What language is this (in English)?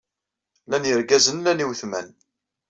Kabyle